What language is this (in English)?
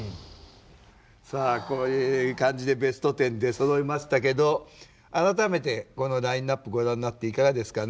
Japanese